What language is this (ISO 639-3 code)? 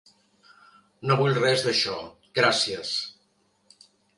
cat